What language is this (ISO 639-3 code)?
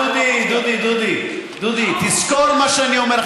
heb